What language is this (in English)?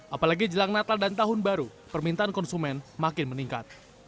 Indonesian